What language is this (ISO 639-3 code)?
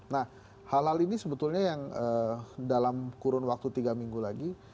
ind